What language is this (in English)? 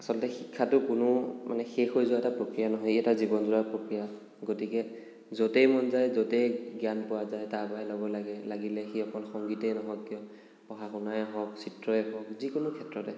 Assamese